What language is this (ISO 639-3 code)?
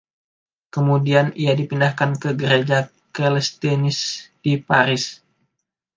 ind